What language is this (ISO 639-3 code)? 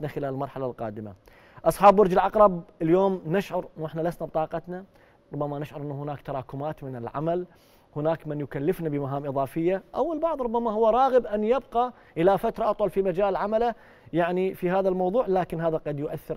ara